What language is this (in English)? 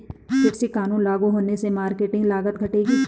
Hindi